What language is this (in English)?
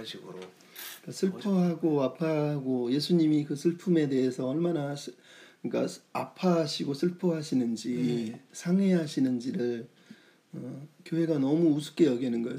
Korean